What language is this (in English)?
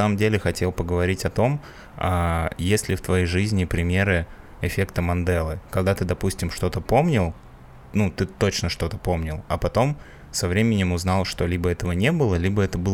Russian